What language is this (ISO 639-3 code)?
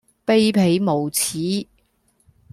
yue